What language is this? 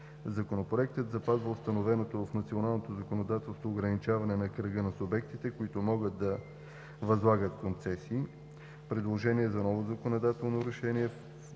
Bulgarian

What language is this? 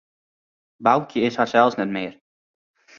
Western Frisian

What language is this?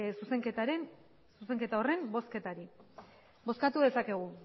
Basque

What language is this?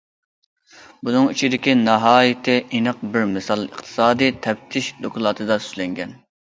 Uyghur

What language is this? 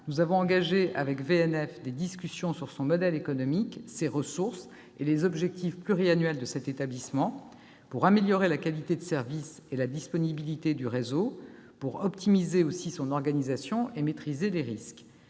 French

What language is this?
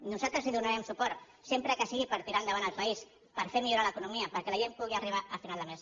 Catalan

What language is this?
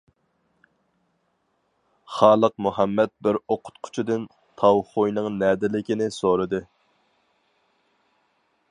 Uyghur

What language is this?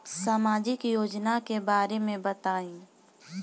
Bhojpuri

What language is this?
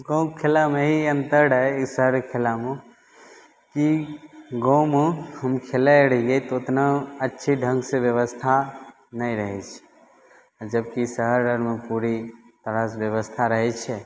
Maithili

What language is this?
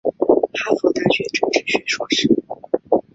Chinese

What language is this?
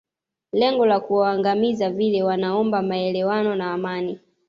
Swahili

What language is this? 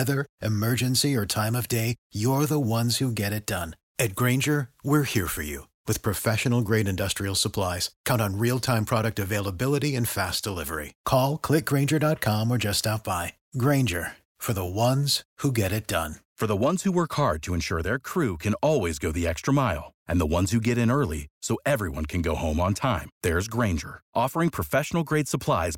Romanian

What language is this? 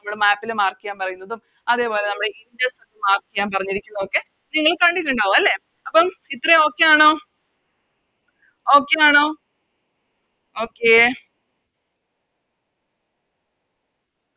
Malayalam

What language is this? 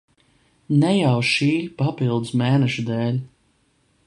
Latvian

